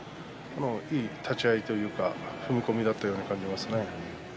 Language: Japanese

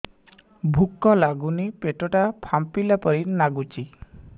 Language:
Odia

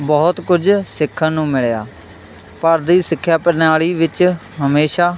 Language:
Punjabi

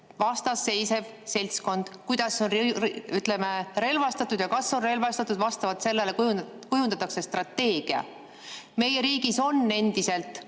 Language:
Estonian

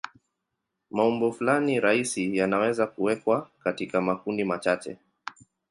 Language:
Swahili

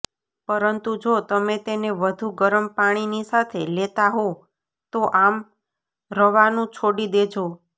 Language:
Gujarati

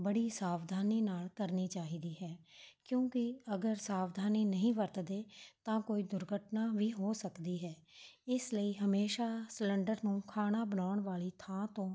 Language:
Punjabi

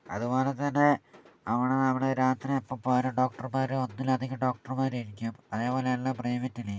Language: Malayalam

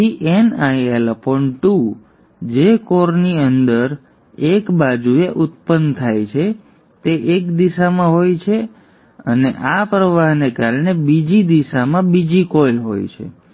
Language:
Gujarati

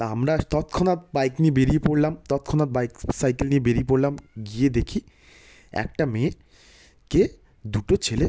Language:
Bangla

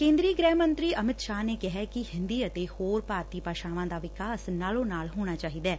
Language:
Punjabi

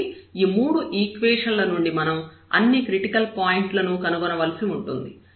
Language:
Telugu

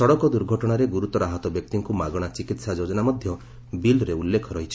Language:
Odia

